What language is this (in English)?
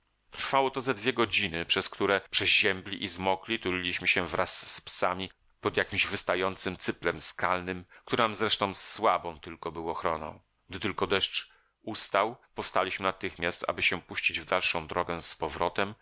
Polish